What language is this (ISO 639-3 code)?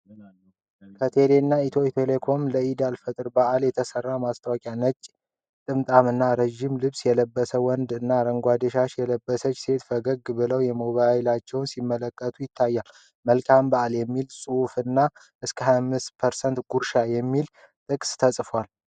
amh